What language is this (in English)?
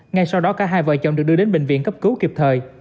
Vietnamese